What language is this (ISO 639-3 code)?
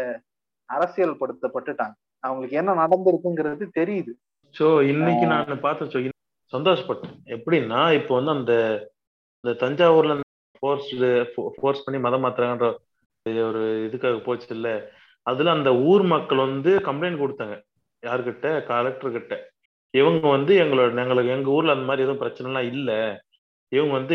tam